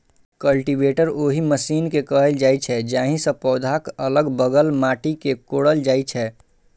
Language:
Maithili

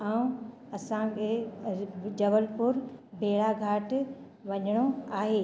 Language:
Sindhi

